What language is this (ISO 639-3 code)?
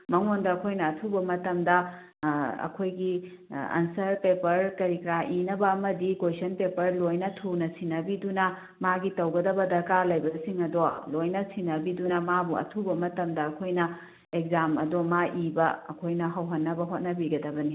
mni